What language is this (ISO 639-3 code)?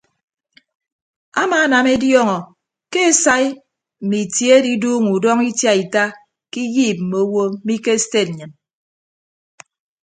ibb